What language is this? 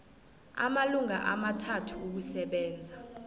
South Ndebele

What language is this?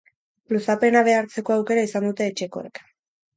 Basque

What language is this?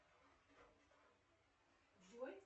Russian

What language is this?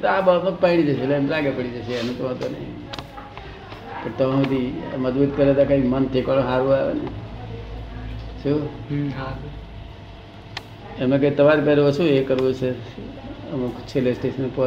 Gujarati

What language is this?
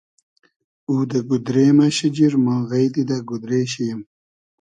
Hazaragi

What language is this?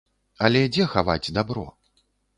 Belarusian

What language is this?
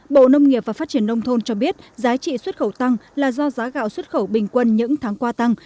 Vietnamese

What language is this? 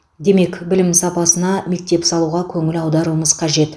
Kazakh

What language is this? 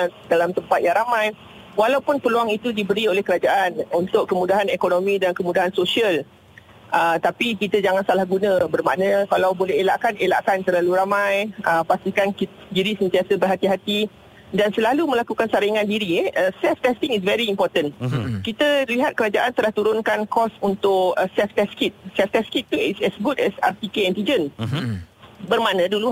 Malay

